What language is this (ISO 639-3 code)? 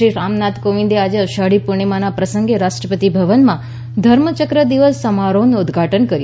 guj